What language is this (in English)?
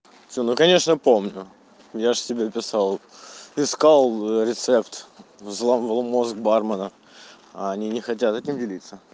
Russian